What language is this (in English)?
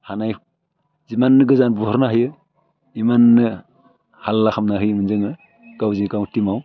Bodo